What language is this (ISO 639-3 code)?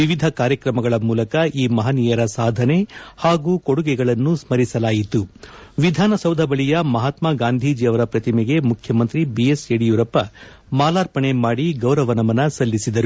kan